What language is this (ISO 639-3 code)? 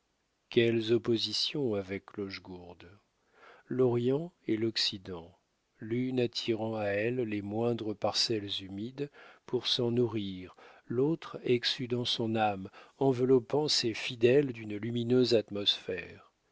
fra